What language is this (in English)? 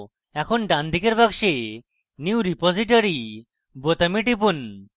Bangla